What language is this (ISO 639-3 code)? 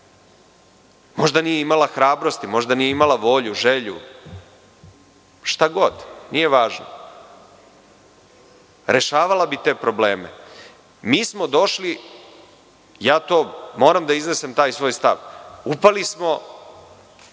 srp